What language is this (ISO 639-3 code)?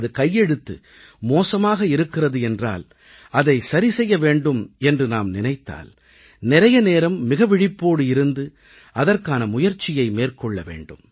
tam